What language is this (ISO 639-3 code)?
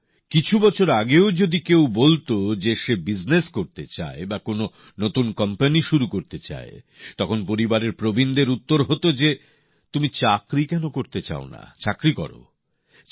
ben